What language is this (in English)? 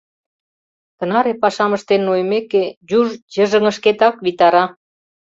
Mari